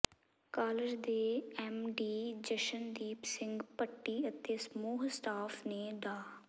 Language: Punjabi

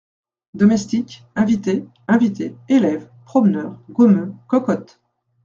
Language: French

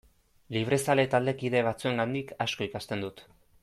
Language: Basque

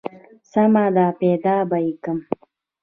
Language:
Pashto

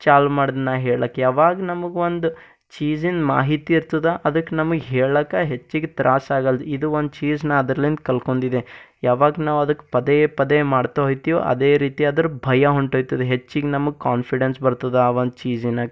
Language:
Kannada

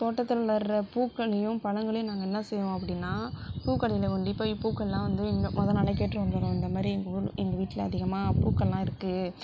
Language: Tamil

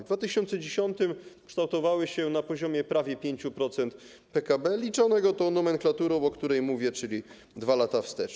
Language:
Polish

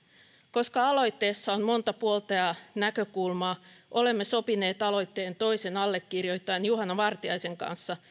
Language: Finnish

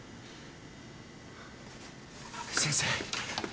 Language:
Japanese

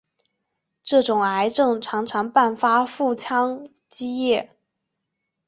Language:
Chinese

